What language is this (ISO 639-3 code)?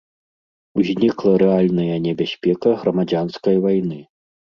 bel